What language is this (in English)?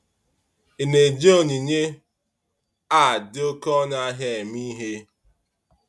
Igbo